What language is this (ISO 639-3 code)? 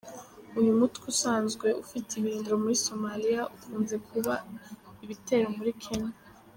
kin